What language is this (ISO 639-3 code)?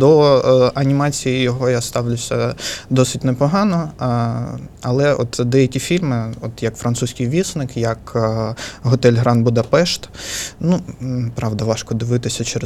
ukr